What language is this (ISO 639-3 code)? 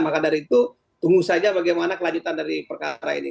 ind